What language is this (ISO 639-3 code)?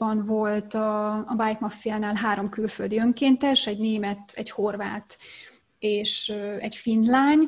hun